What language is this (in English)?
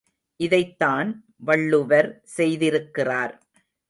Tamil